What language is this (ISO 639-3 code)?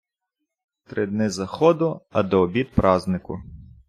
ukr